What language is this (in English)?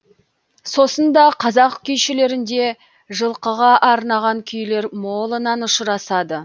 Kazakh